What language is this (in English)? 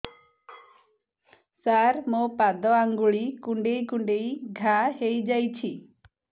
Odia